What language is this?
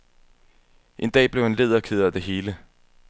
Danish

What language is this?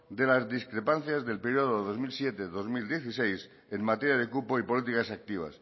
Spanish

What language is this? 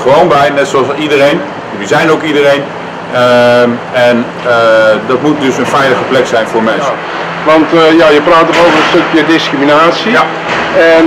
Dutch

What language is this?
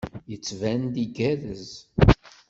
Kabyle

